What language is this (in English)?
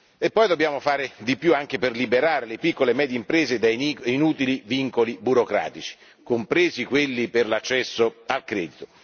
Italian